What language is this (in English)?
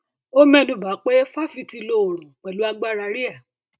Yoruba